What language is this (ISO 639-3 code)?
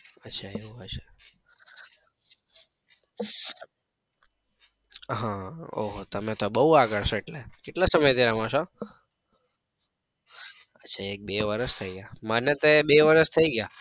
guj